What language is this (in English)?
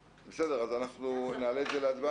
Hebrew